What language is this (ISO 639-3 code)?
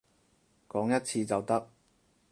yue